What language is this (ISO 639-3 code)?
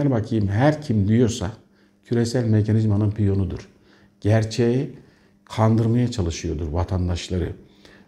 tur